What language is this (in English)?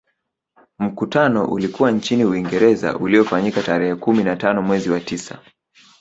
Swahili